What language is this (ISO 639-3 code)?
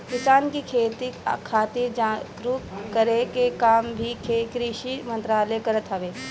bho